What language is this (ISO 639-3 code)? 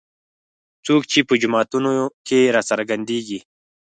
pus